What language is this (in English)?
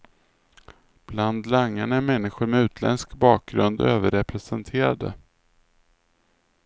Swedish